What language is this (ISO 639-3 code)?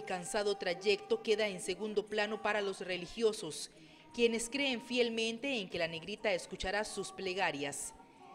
spa